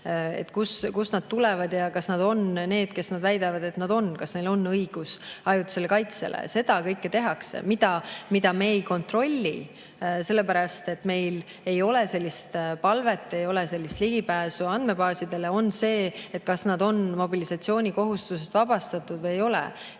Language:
Estonian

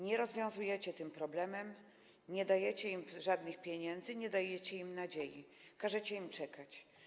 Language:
Polish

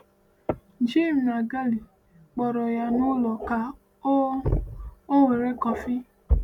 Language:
Igbo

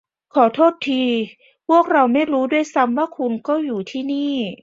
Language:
Thai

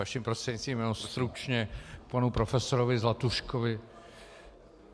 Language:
Czech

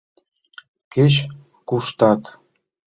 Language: Mari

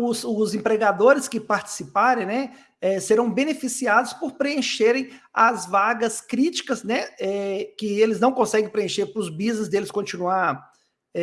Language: Portuguese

